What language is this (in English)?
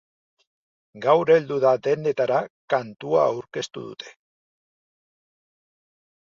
Basque